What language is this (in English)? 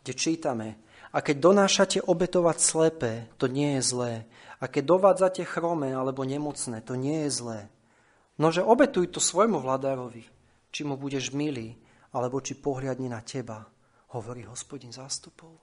Slovak